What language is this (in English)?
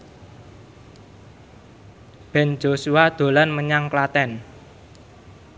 Javanese